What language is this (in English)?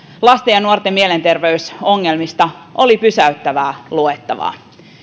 Finnish